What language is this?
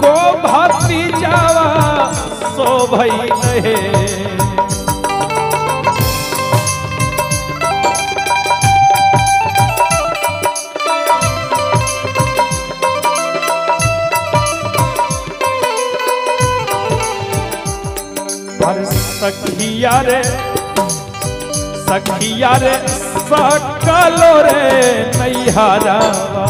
Hindi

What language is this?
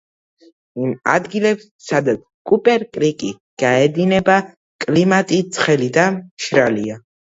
Georgian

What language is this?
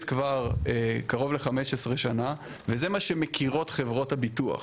Hebrew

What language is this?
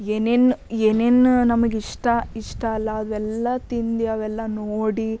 Kannada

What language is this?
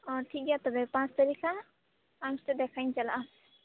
Santali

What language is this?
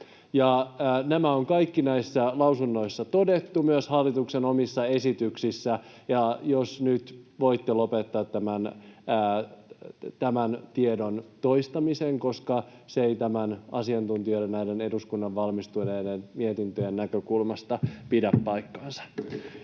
Finnish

